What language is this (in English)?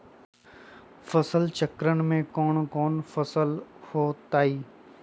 Magahi